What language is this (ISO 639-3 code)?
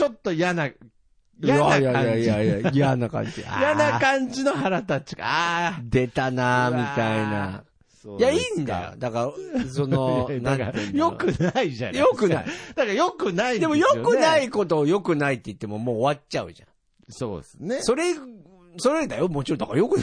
jpn